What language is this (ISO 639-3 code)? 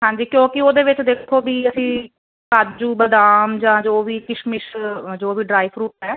pan